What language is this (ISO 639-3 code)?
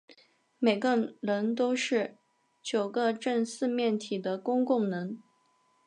zho